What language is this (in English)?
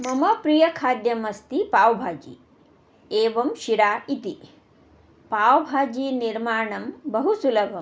Sanskrit